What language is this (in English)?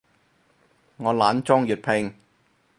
Cantonese